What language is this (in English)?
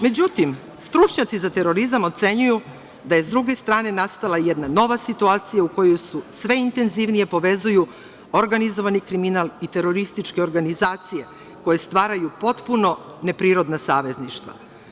Serbian